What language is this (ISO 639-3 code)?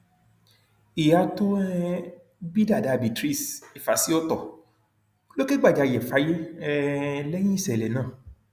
yor